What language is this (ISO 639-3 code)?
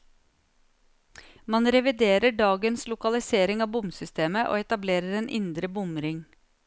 nor